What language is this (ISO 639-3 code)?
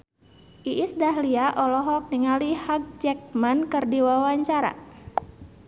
sun